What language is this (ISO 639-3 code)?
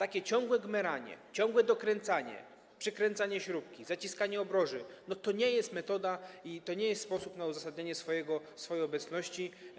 pol